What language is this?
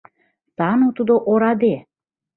Mari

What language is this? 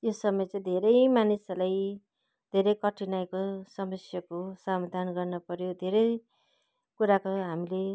Nepali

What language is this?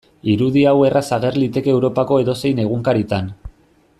Basque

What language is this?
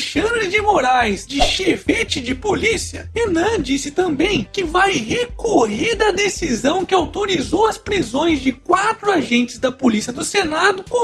Portuguese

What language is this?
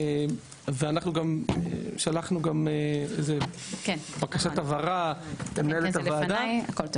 Hebrew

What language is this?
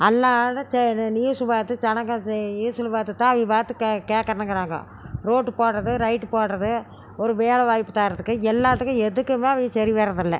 Tamil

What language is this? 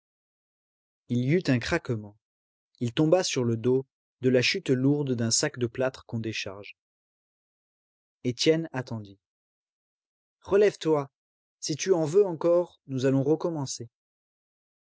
French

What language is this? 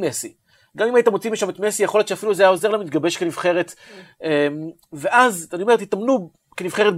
Hebrew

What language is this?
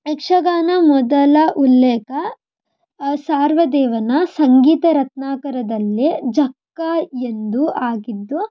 Kannada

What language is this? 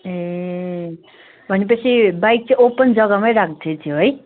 Nepali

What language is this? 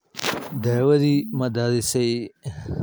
Somali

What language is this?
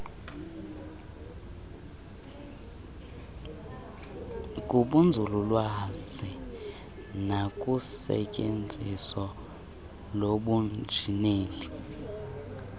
Xhosa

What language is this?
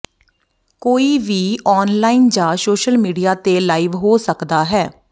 Punjabi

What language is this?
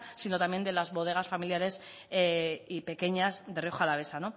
Spanish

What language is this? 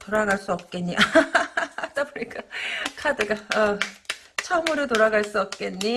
Korean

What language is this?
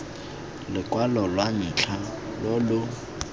Tswana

